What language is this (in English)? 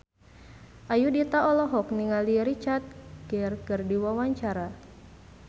Sundanese